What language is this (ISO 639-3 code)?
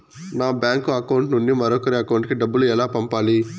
tel